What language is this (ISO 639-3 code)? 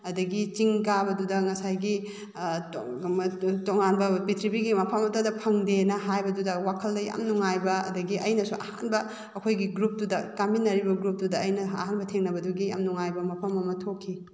mni